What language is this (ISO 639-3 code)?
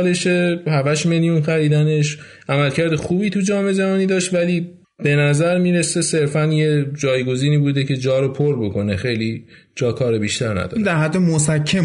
fas